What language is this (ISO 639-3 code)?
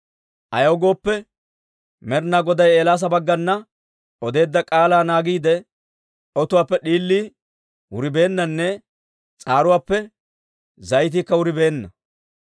dwr